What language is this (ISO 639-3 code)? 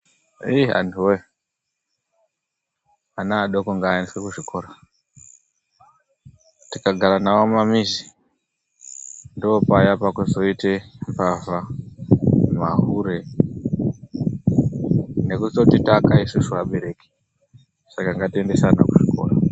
ndc